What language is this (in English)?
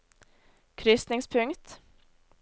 Norwegian